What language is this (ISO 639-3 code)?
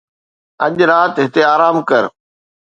snd